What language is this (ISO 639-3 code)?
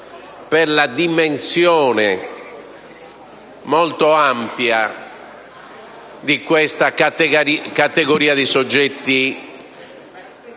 ita